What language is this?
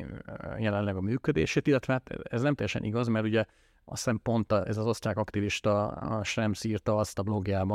Hungarian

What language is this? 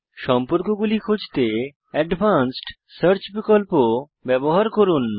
Bangla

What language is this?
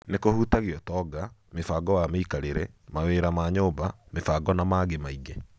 Kikuyu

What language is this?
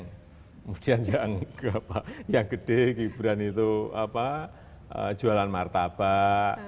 Indonesian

